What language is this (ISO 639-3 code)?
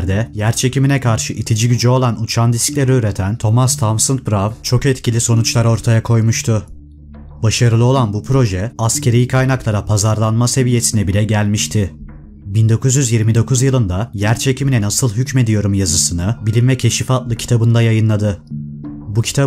tur